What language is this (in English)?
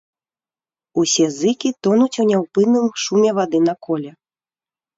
Belarusian